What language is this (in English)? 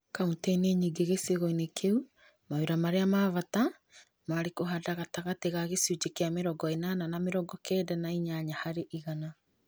Kikuyu